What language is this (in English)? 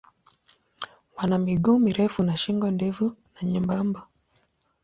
Swahili